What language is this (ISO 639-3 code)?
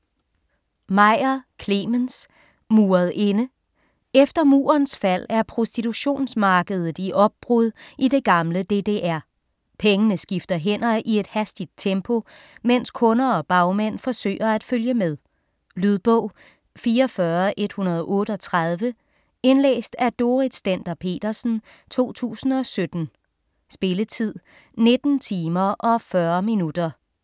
dan